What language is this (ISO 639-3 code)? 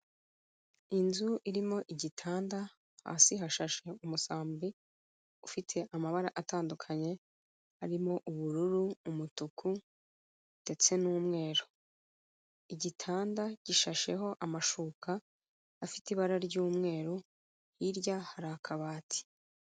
kin